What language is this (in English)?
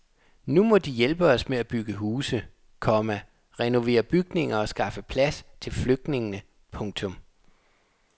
Danish